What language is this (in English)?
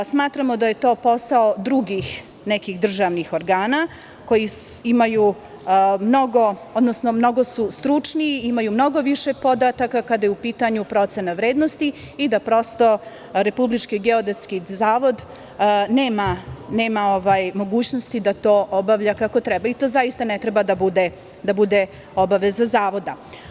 Serbian